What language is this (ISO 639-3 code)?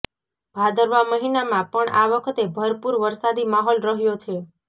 guj